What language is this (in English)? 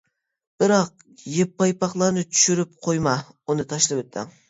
Uyghur